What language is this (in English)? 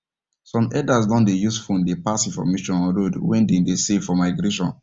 Nigerian Pidgin